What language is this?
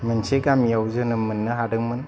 Bodo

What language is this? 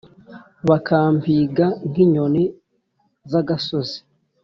Kinyarwanda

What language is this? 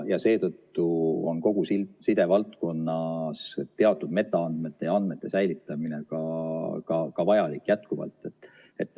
Estonian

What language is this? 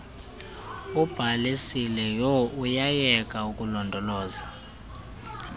Xhosa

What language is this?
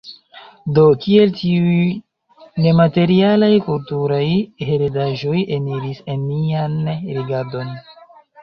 Esperanto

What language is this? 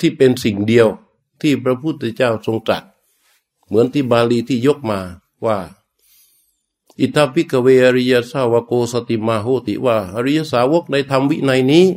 Thai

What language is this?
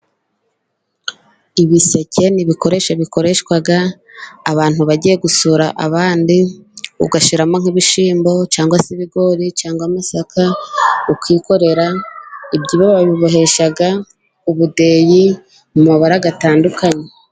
Kinyarwanda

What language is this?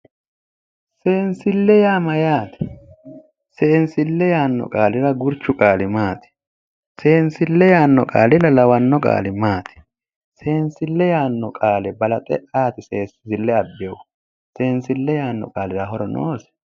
Sidamo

